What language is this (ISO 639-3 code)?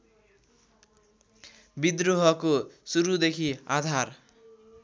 nep